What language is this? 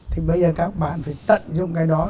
Vietnamese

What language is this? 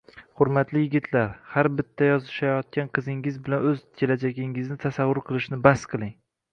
Uzbek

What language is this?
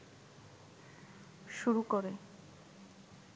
Bangla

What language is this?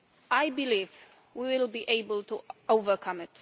English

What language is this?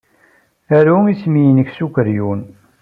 Kabyle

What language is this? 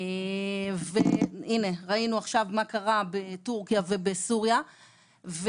Hebrew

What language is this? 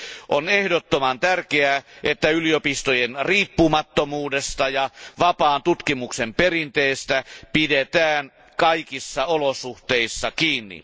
Finnish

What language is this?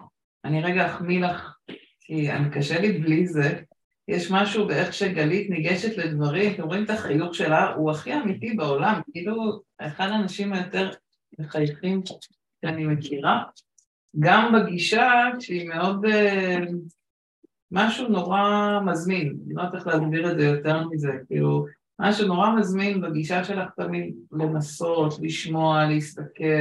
Hebrew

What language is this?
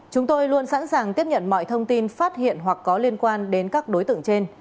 Vietnamese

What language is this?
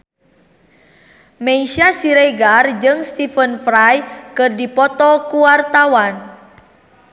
Sundanese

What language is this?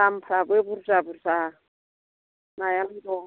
Bodo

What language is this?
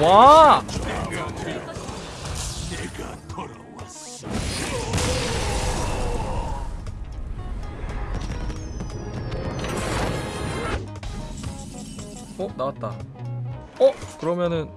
Korean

